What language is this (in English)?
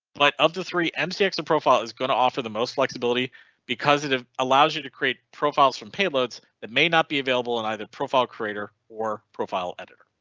English